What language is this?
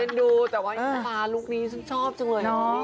Thai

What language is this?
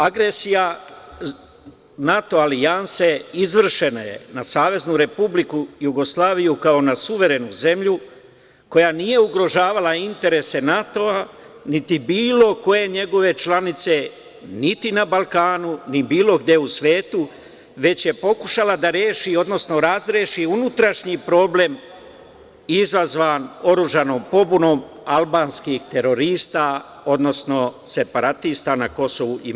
Serbian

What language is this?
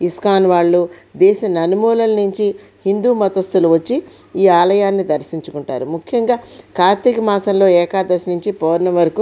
Telugu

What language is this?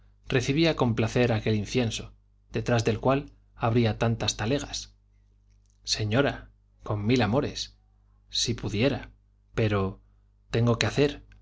Spanish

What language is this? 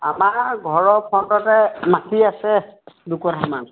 Assamese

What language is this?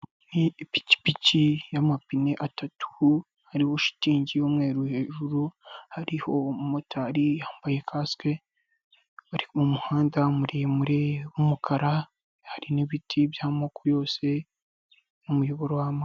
Kinyarwanda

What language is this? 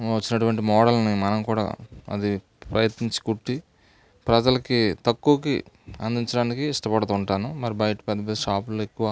Telugu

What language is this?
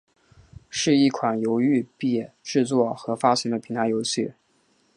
Chinese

